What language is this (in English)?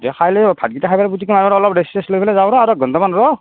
Assamese